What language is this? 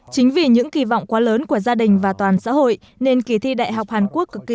Vietnamese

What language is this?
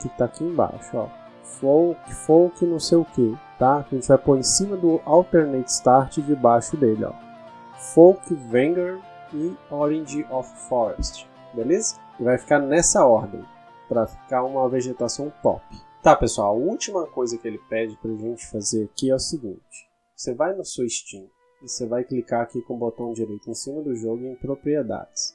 Portuguese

